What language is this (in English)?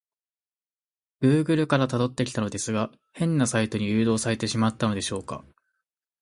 Japanese